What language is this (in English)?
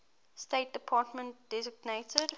English